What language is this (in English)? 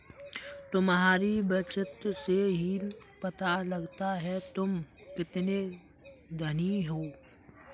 Hindi